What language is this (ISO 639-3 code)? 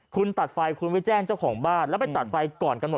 tha